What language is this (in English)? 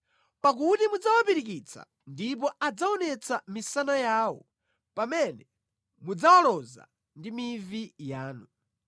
Nyanja